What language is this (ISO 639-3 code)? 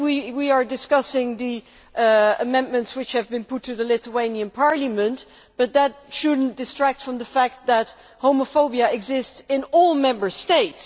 eng